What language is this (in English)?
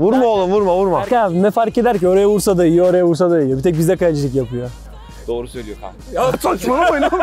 Turkish